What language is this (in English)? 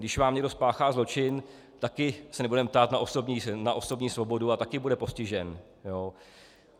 Czech